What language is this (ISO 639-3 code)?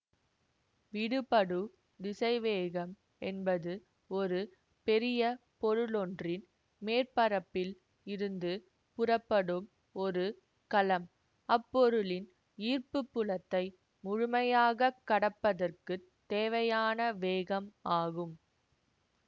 tam